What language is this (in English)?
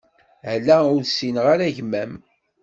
Kabyle